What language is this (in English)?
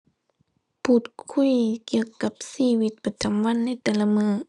Thai